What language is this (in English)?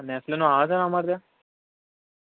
Gujarati